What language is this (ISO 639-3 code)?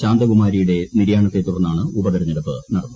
mal